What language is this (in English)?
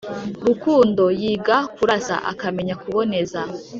Kinyarwanda